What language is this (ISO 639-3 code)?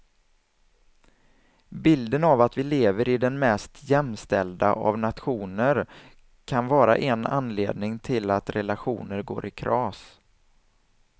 swe